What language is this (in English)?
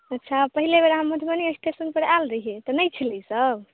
Maithili